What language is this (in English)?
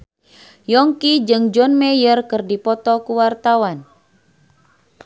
Sundanese